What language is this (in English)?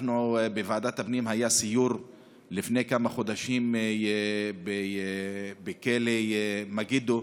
Hebrew